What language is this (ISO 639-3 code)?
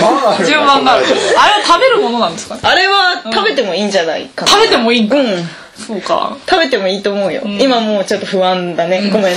jpn